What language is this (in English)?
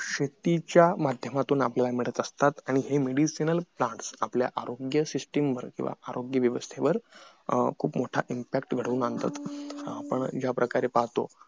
Marathi